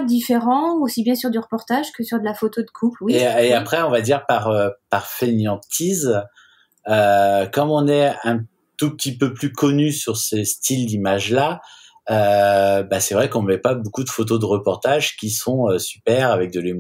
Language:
French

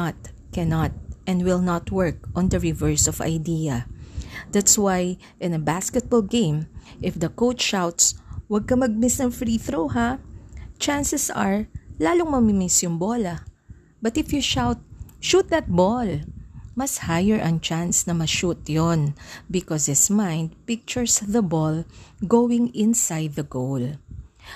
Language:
Filipino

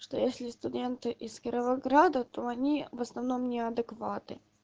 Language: Russian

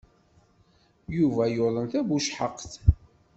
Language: Kabyle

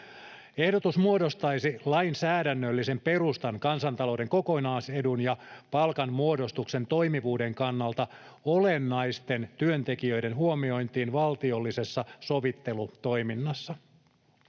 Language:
Finnish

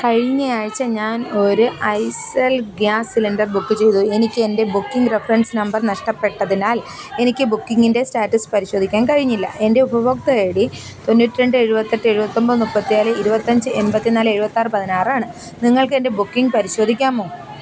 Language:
Malayalam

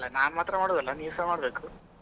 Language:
Kannada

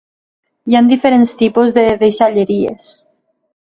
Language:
Catalan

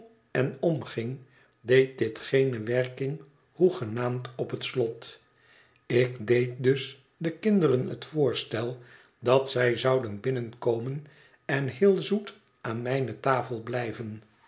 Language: Dutch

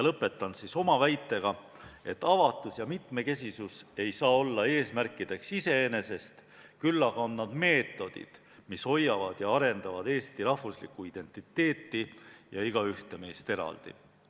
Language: Estonian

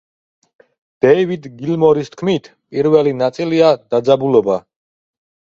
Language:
Georgian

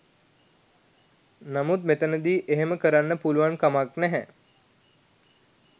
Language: Sinhala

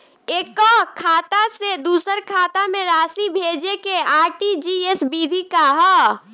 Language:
Bhojpuri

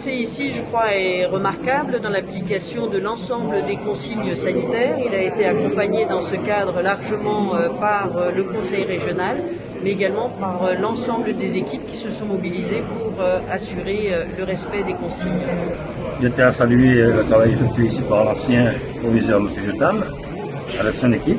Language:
French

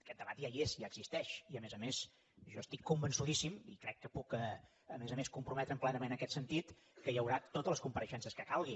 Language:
Catalan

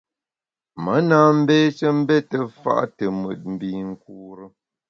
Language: Bamun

